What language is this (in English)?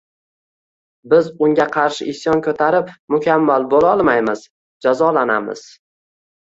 Uzbek